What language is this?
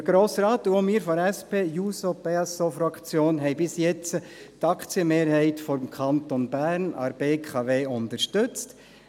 Swiss German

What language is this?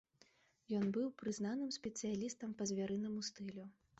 Belarusian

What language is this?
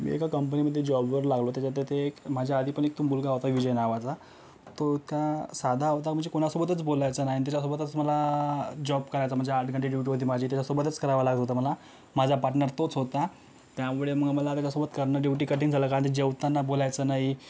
Marathi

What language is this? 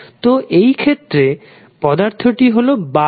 Bangla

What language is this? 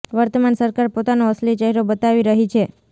Gujarati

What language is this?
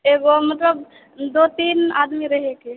Maithili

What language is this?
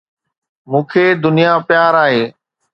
Sindhi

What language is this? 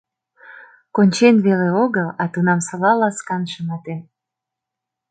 Mari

